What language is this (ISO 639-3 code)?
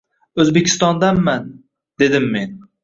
uzb